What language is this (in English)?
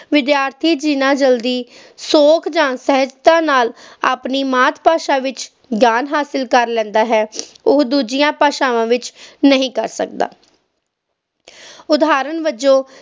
Punjabi